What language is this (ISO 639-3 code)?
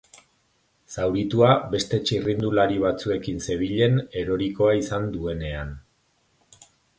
eus